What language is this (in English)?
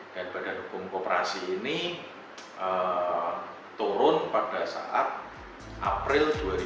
Indonesian